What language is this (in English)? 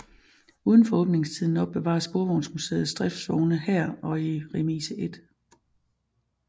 Danish